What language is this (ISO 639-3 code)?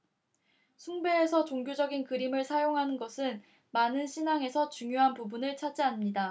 kor